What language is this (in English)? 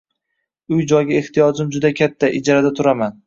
Uzbek